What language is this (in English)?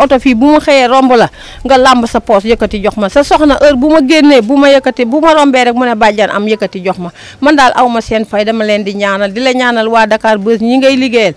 Arabic